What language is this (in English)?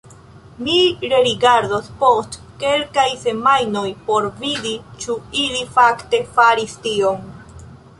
Esperanto